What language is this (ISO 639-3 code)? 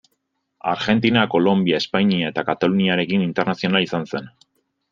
eus